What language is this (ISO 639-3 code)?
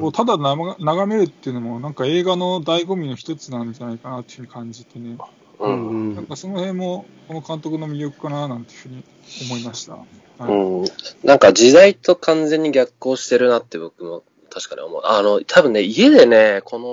jpn